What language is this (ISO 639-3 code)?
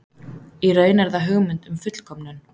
isl